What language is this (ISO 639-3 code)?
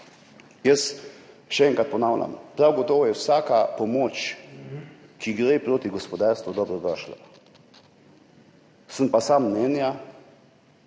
slv